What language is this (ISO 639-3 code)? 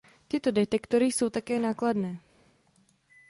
ces